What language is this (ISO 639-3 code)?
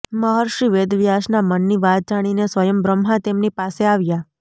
guj